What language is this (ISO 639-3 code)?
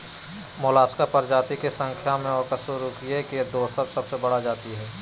mag